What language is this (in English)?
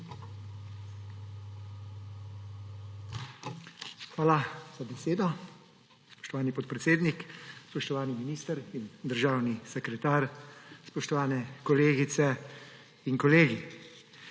Slovenian